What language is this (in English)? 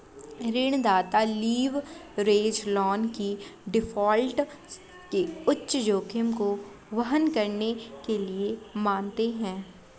Hindi